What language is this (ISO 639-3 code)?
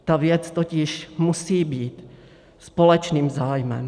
ces